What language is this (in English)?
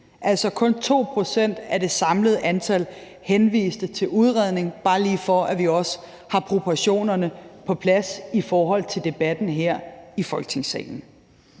Danish